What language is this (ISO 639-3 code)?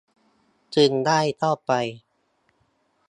tha